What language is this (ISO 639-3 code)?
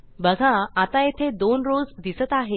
mar